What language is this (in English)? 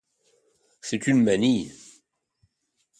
French